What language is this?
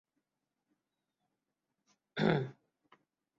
Urdu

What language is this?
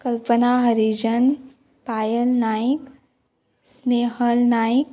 Konkani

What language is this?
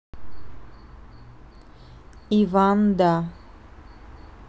Russian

